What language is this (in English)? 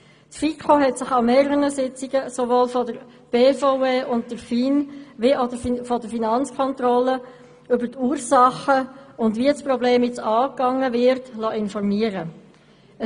Swiss German